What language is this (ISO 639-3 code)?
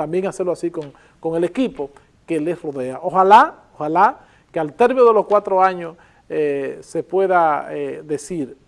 spa